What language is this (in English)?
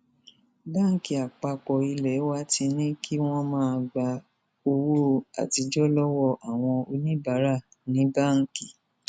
Yoruba